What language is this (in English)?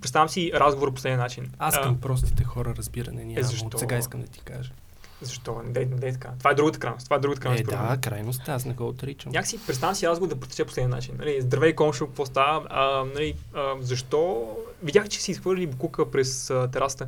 Bulgarian